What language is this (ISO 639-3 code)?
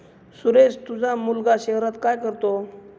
mar